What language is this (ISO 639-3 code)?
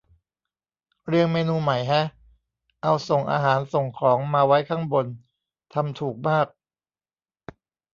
tha